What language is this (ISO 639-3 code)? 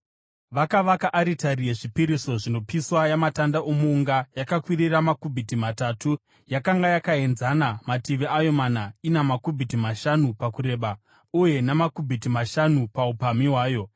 sna